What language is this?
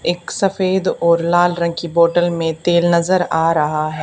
Hindi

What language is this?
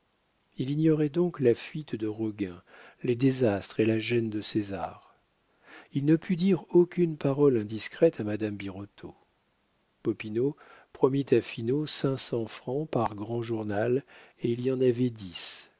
French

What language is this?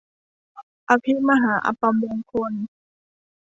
Thai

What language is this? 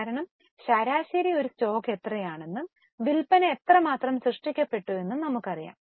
Malayalam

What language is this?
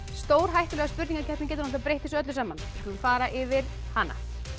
Icelandic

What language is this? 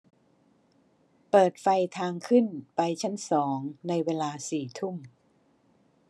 Thai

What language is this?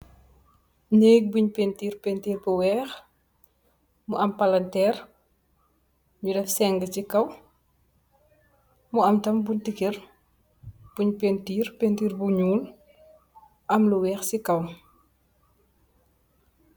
Wolof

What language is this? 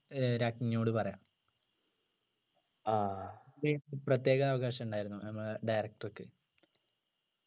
Malayalam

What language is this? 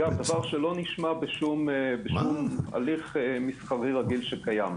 Hebrew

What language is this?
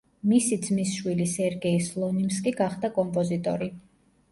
Georgian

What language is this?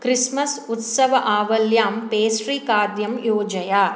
Sanskrit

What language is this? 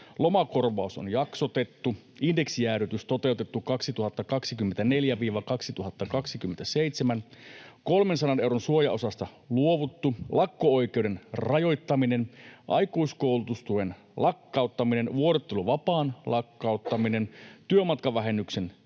Finnish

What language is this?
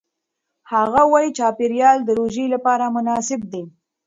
Pashto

